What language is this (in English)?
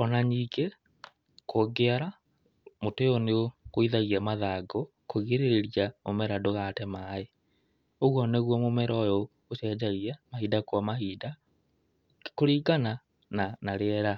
Kikuyu